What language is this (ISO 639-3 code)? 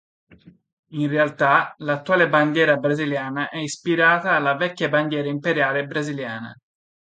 ita